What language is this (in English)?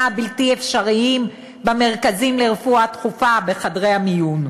Hebrew